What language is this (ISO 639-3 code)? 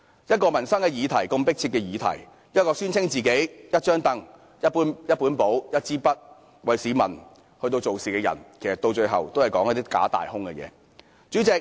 yue